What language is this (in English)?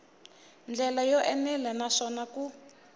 Tsonga